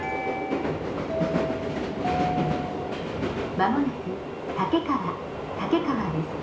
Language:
Japanese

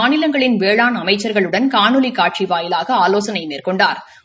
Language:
Tamil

